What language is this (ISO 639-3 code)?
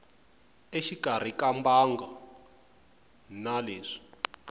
tso